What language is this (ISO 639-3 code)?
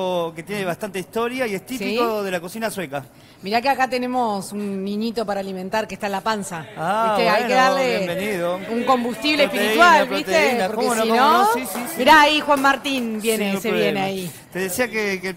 spa